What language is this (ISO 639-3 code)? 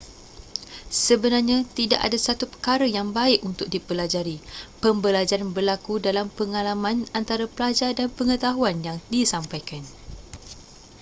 msa